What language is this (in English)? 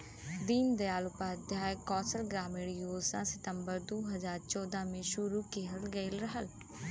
Bhojpuri